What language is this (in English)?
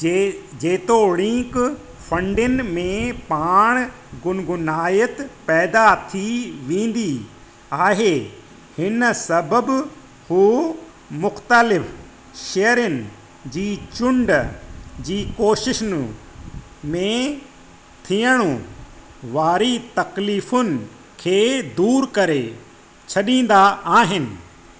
Sindhi